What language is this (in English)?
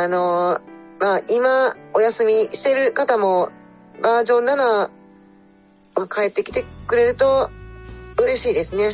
Japanese